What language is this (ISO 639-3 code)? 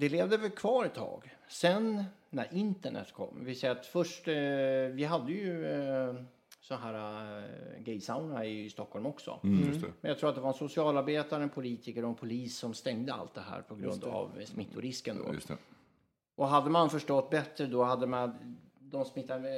swe